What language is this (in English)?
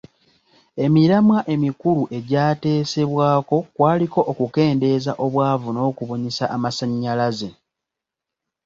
Ganda